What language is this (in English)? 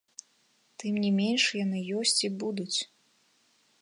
Belarusian